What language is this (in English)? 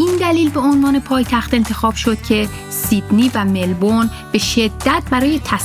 Persian